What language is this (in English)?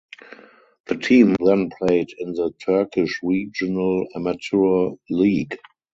English